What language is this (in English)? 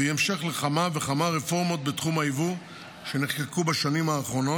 Hebrew